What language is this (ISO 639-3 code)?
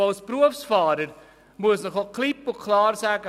gsw